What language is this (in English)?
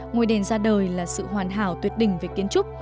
Vietnamese